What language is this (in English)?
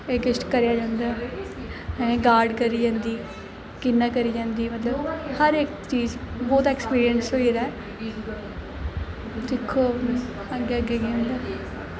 Dogri